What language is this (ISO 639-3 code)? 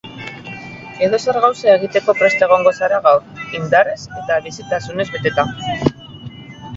eus